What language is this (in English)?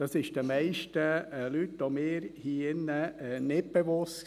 Swiss German